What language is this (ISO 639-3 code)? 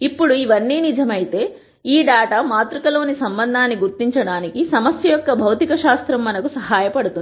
tel